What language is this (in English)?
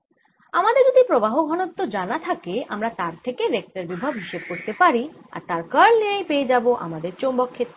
Bangla